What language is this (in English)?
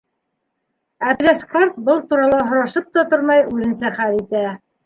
Bashkir